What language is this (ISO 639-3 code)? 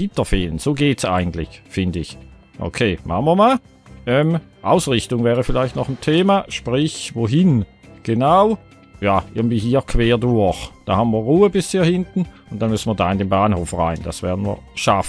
deu